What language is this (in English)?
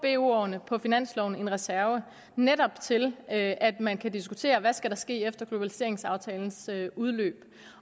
Danish